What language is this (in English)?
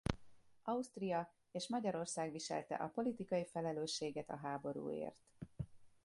Hungarian